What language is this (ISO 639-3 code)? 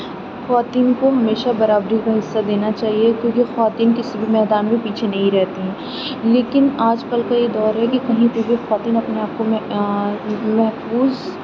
urd